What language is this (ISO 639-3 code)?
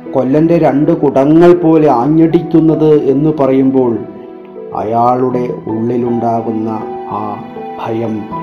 mal